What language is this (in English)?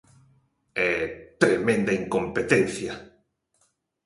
Galician